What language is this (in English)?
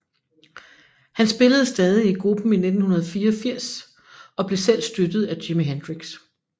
Danish